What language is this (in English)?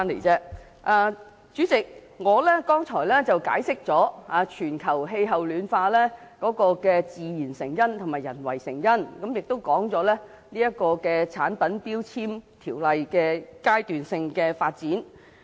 Cantonese